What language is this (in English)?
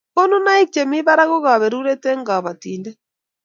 Kalenjin